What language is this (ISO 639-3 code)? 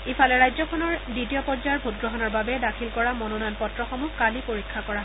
asm